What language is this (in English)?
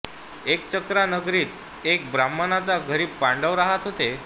Marathi